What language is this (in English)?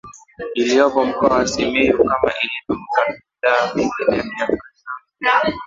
Swahili